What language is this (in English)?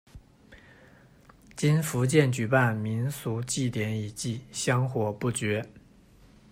Chinese